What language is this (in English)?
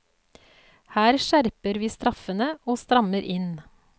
Norwegian